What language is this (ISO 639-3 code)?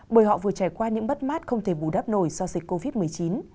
vie